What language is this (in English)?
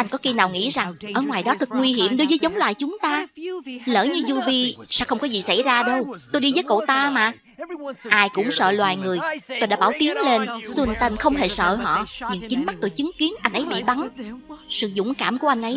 Vietnamese